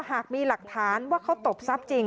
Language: Thai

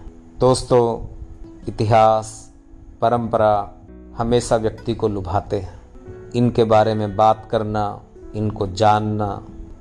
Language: Hindi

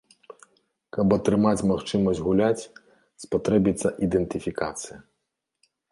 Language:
Belarusian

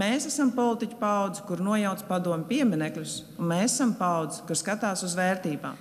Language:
Latvian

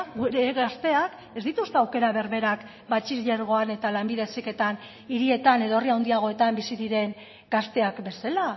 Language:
Basque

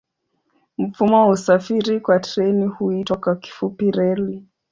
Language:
Swahili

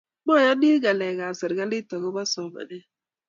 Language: Kalenjin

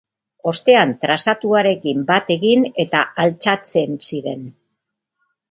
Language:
Basque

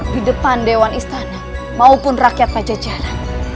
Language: Indonesian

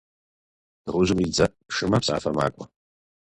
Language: Kabardian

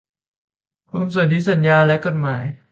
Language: Thai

